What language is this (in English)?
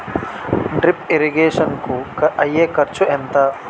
Telugu